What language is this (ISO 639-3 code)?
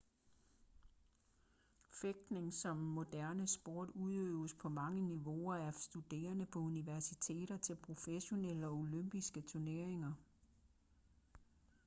dan